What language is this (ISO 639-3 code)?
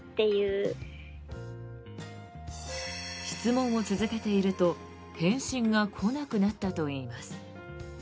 jpn